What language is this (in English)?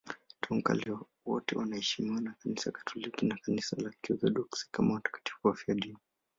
Swahili